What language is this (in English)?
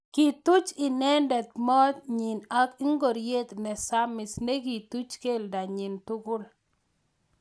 Kalenjin